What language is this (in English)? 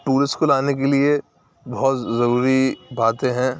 Urdu